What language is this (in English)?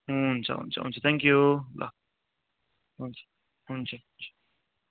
Nepali